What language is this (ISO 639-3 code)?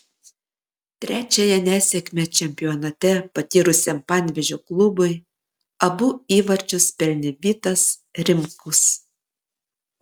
lit